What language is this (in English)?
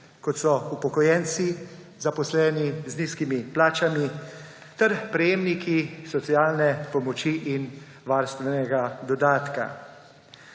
Slovenian